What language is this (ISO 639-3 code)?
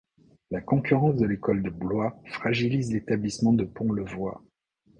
fra